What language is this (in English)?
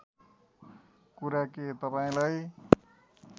Nepali